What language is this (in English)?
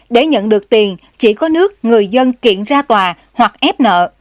Vietnamese